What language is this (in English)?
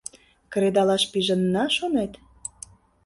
Mari